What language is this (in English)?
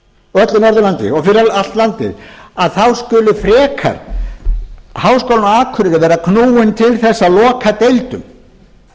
Icelandic